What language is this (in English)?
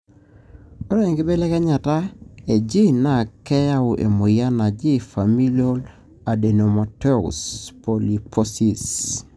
Masai